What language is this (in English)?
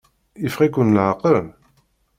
Kabyle